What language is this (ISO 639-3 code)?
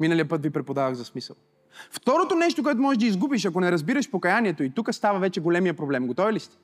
bul